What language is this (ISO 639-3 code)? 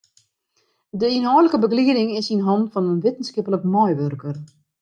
fry